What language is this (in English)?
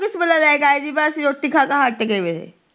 Punjabi